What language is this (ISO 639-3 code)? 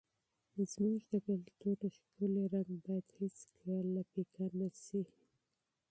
pus